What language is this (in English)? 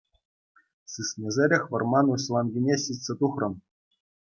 Chuvash